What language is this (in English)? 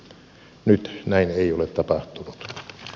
Finnish